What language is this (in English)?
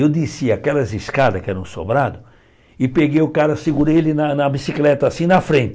Portuguese